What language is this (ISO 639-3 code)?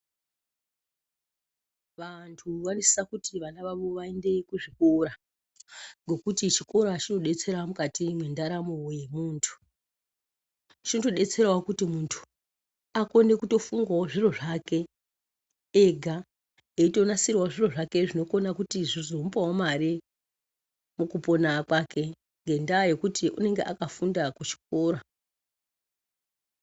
ndc